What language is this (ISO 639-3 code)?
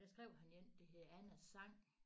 dan